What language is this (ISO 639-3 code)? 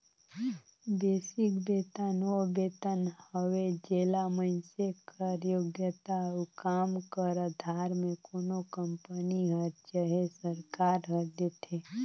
hne